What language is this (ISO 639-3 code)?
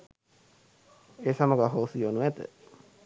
sin